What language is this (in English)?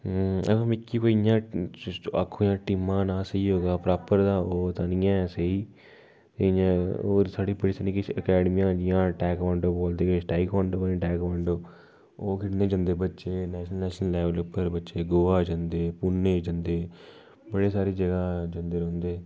Dogri